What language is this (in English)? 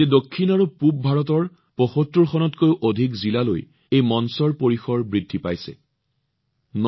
Assamese